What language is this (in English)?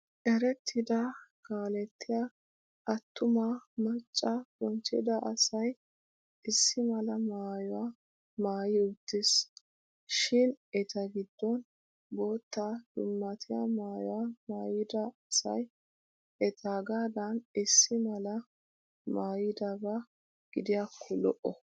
Wolaytta